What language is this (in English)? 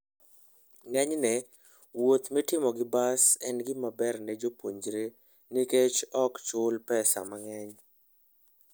Luo (Kenya and Tanzania)